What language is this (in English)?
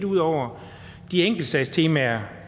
Danish